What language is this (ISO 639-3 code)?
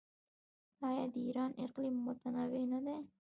pus